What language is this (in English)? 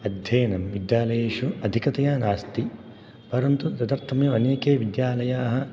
Sanskrit